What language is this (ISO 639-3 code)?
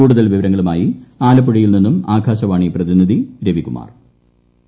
mal